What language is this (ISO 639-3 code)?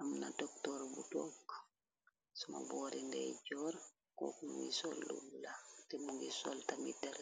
wol